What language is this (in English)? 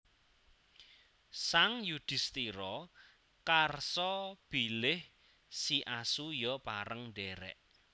Javanese